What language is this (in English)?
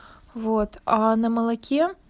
Russian